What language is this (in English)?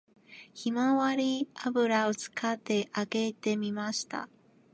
Japanese